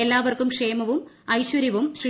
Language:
Malayalam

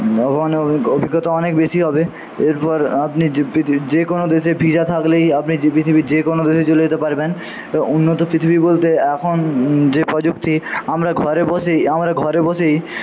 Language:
Bangla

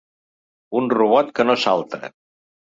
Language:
Catalan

